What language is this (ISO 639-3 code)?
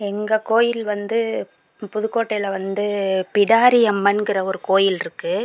tam